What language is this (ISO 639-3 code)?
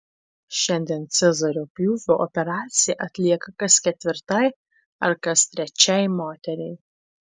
lit